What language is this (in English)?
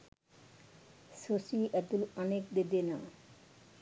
Sinhala